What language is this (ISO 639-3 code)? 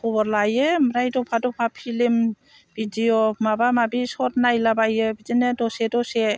brx